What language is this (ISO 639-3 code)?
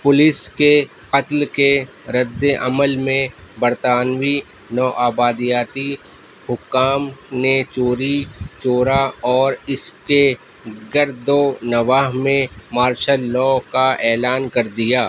urd